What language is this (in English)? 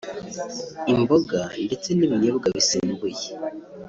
Kinyarwanda